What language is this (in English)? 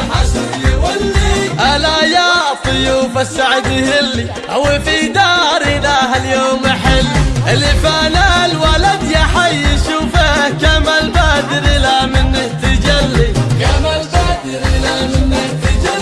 Arabic